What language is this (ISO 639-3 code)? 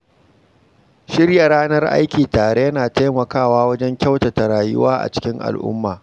hau